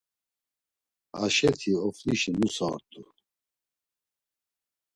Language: Laz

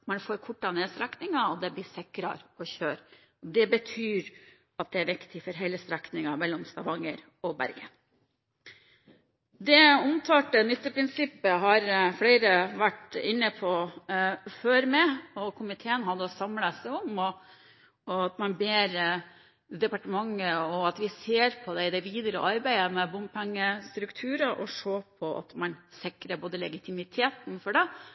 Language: Norwegian Bokmål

